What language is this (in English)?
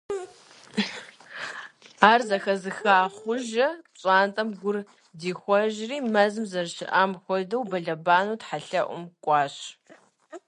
Kabardian